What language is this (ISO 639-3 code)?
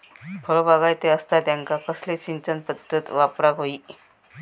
mar